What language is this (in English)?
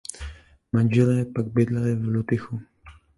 Czech